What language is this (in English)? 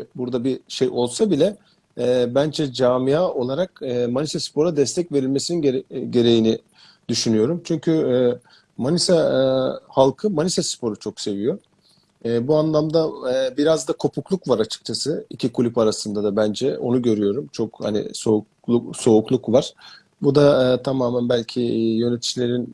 Turkish